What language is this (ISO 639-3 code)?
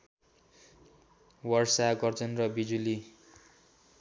nep